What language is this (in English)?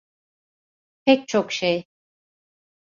Turkish